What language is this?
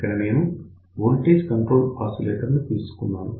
Telugu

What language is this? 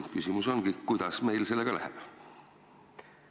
Estonian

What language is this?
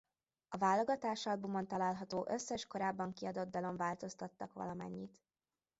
Hungarian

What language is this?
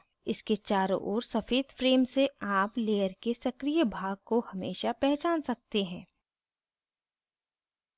Hindi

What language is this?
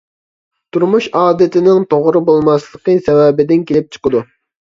Uyghur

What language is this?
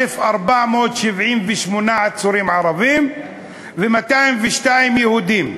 Hebrew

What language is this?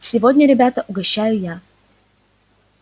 Russian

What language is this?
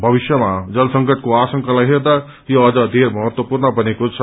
Nepali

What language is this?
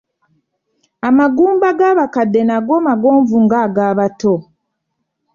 Ganda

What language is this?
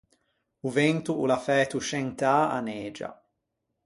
Ligurian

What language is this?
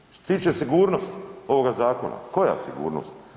Croatian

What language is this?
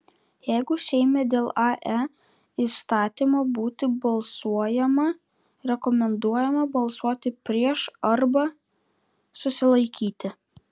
Lithuanian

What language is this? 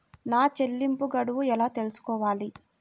Telugu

